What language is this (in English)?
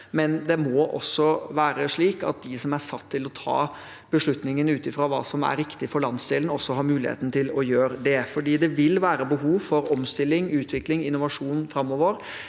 Norwegian